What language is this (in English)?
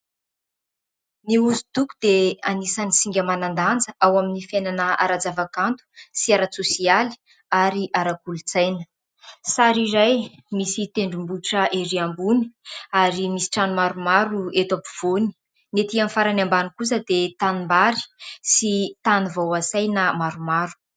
Malagasy